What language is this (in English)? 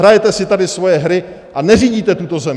Czech